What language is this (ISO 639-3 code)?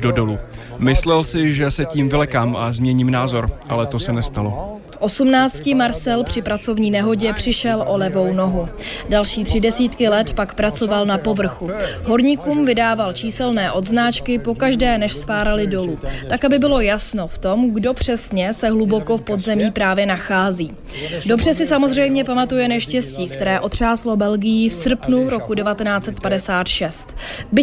ces